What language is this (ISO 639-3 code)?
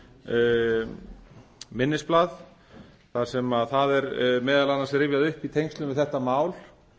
isl